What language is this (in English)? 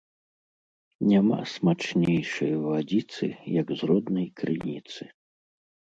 Belarusian